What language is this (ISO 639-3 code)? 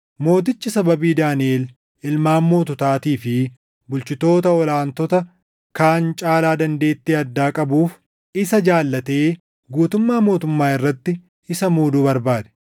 orm